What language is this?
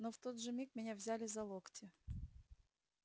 Russian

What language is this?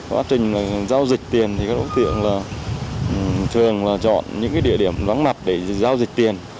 Vietnamese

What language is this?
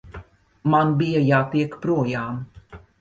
Latvian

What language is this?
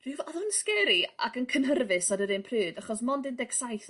Welsh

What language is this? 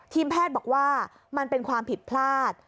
Thai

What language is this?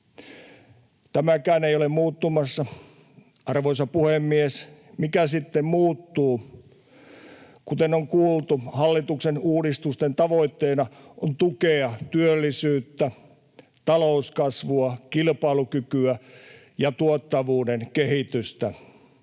Finnish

